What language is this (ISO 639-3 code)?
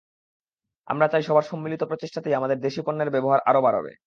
ben